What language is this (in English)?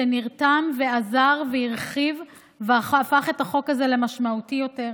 Hebrew